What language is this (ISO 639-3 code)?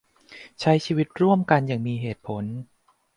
tha